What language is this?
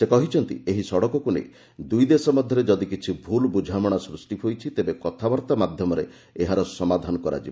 Odia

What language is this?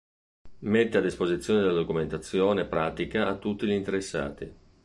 Italian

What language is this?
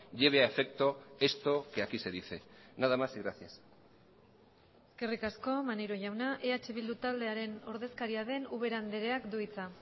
Basque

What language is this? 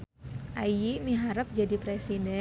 Sundanese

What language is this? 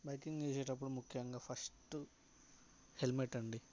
Telugu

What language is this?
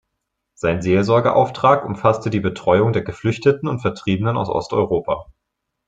German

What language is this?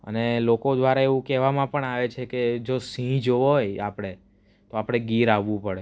Gujarati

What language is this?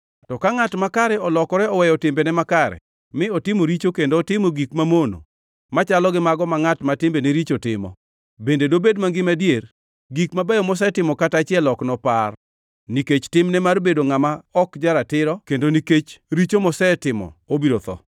Luo (Kenya and Tanzania)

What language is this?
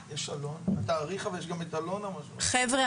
Hebrew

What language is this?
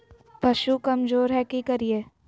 Magahi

